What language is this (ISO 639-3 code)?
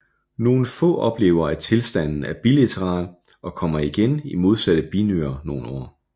dan